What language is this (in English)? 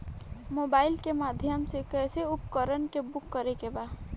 Bhojpuri